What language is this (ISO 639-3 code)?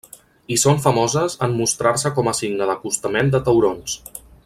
cat